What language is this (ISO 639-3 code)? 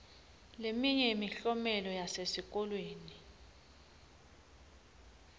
ssw